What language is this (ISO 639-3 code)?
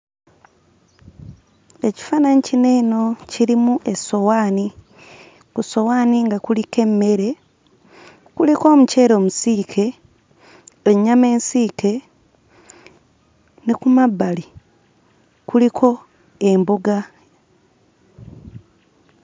lug